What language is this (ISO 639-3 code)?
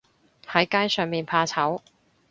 yue